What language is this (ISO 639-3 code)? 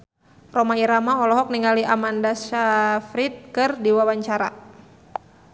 sun